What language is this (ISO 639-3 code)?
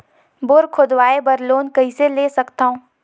hne